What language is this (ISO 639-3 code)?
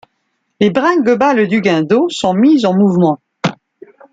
fra